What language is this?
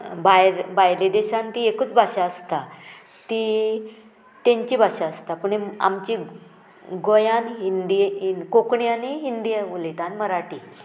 Konkani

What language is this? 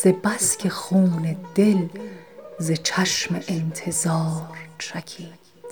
Persian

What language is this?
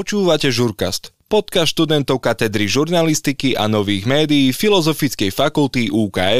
Slovak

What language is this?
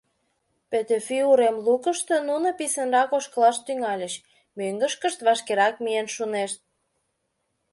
Mari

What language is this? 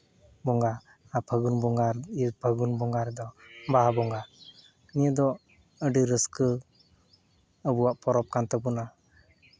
Santali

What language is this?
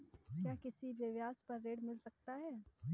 Hindi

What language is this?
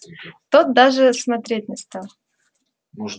Russian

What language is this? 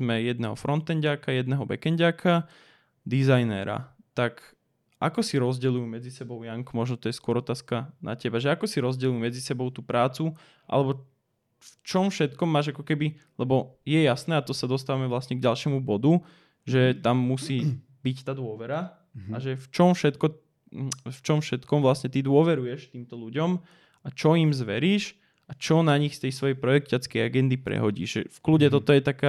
Slovak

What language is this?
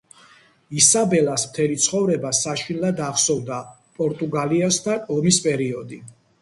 Georgian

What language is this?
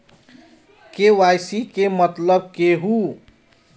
Magahi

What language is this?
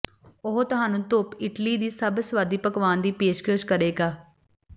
Punjabi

